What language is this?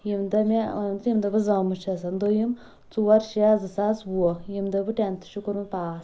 Kashmiri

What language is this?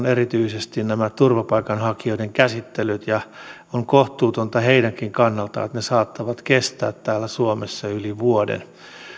Finnish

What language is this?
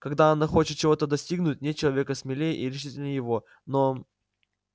Russian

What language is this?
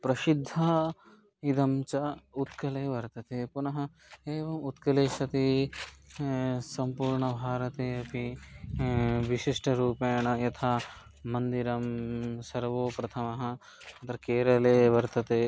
Sanskrit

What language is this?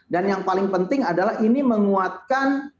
Indonesian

